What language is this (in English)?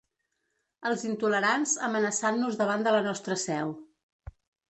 Catalan